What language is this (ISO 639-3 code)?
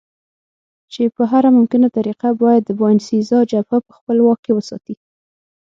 pus